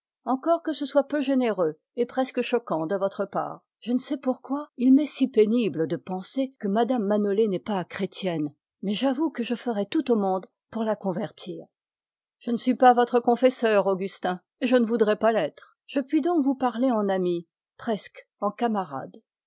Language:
French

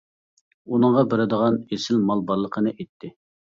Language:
Uyghur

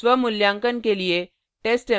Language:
Hindi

